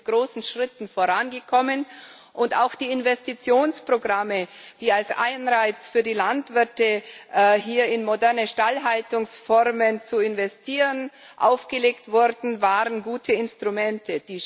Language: German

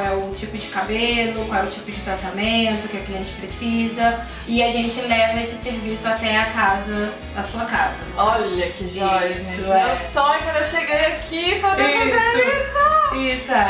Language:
Portuguese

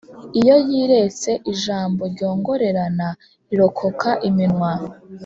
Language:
Kinyarwanda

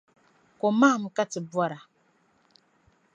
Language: Dagbani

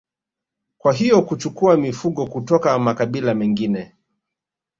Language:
Swahili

